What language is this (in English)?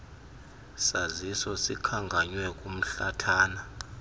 Xhosa